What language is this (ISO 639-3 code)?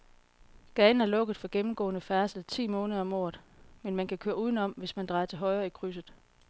dan